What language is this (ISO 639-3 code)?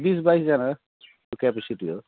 nep